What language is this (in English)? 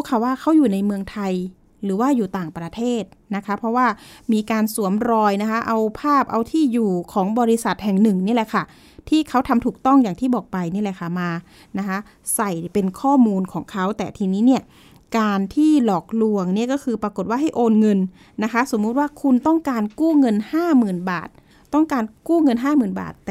Thai